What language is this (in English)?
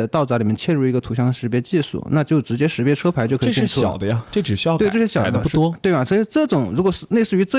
Chinese